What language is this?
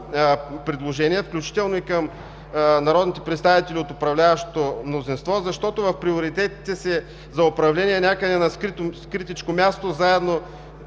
Bulgarian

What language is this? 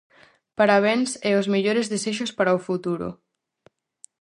Galician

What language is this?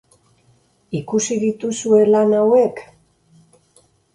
Basque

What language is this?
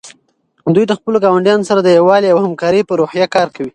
Pashto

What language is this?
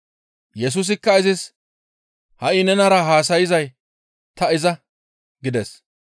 Gamo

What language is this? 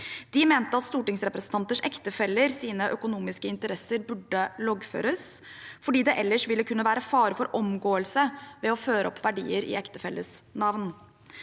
Norwegian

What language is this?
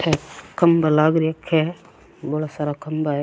Rajasthani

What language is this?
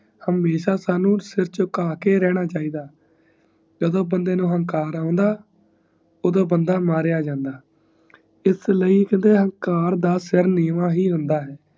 Punjabi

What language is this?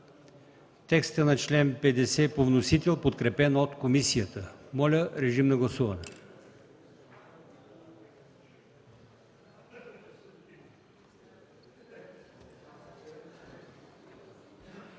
Bulgarian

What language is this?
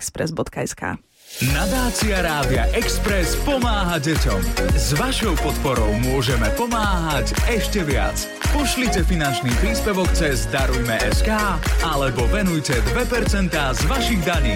Slovak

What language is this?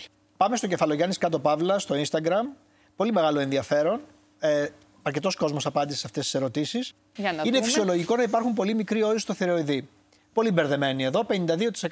Greek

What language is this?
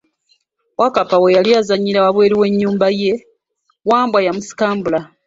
Ganda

